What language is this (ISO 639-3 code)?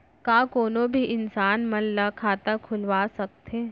hne